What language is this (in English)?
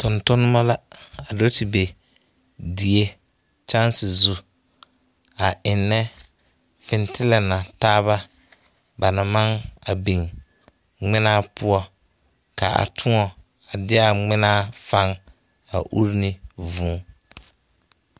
Southern Dagaare